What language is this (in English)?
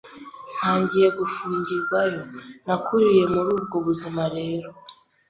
Kinyarwanda